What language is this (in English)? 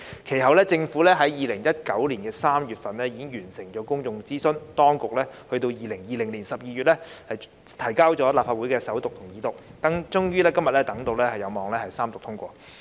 Cantonese